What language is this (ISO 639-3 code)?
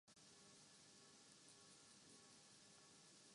urd